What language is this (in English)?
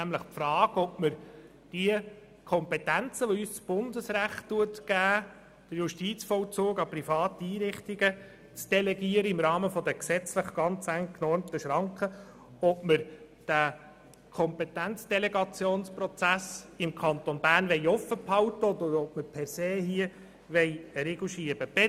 Swiss German